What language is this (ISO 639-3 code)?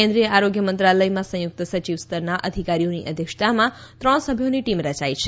guj